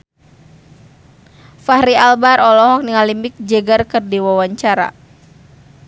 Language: Sundanese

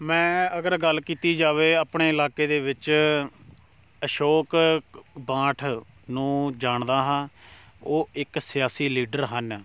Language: Punjabi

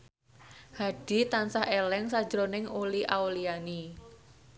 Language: Javanese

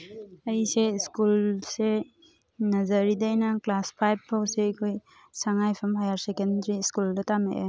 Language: Manipuri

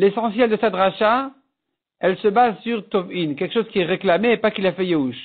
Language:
French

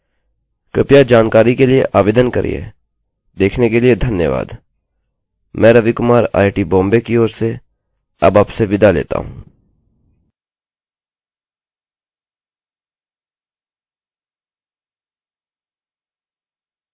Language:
Hindi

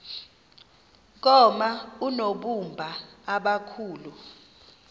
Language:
Xhosa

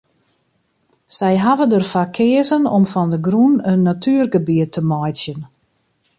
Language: Western Frisian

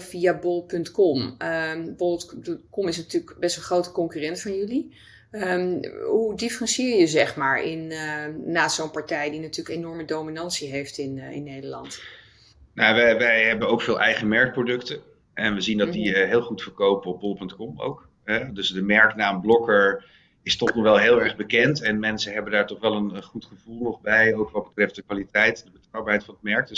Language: Dutch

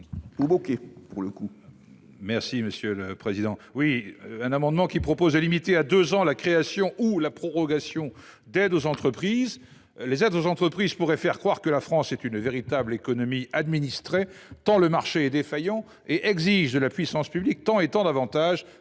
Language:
French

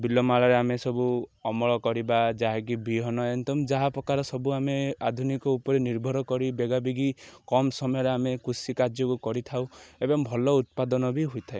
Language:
Odia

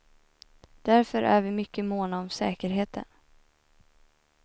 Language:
Swedish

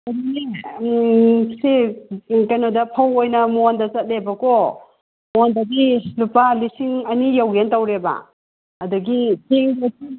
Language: Manipuri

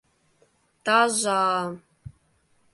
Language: Mari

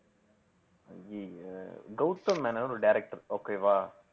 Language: Tamil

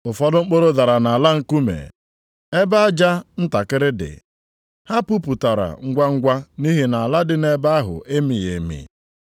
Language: Igbo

